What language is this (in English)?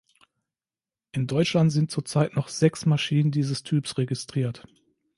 German